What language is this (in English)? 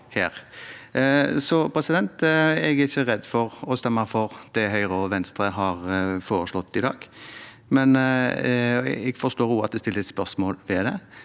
Norwegian